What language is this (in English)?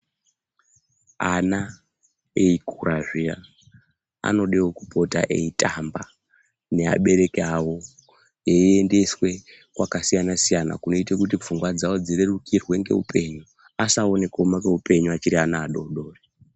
Ndau